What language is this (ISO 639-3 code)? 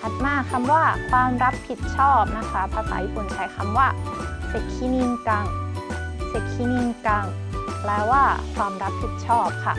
tha